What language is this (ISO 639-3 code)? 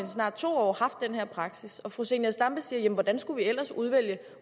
dan